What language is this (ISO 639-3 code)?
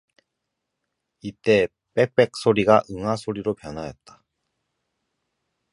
kor